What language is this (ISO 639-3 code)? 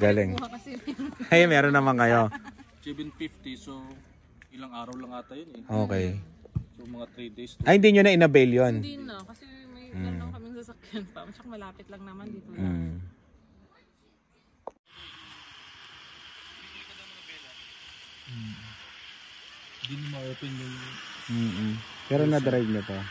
fil